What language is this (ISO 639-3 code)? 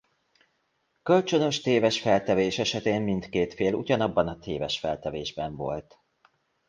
hun